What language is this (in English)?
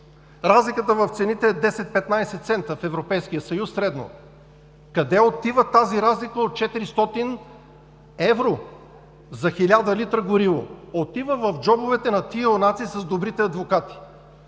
Bulgarian